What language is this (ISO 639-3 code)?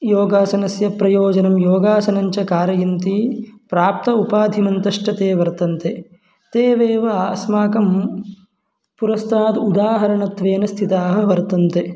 san